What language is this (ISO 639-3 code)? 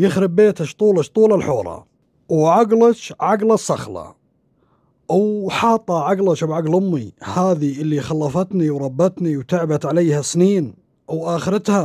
ara